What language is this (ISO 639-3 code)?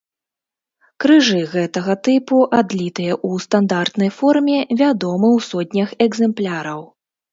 bel